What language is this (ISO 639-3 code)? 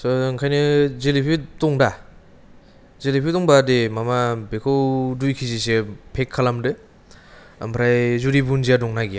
brx